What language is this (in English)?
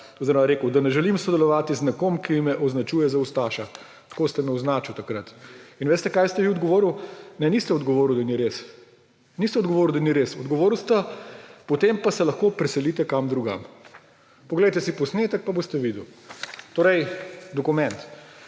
Slovenian